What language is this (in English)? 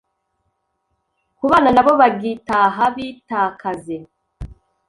Kinyarwanda